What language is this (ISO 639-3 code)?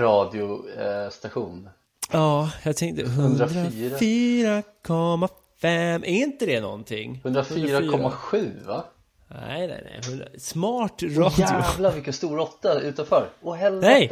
swe